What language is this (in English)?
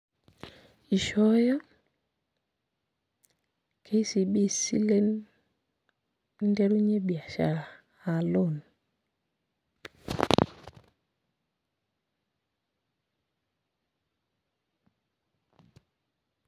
Masai